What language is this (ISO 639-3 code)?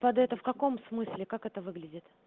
rus